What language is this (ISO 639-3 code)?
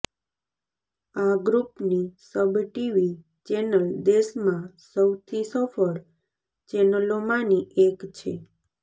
guj